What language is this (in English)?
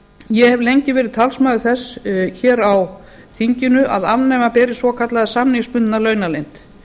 Icelandic